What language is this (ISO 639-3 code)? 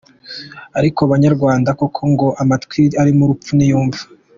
kin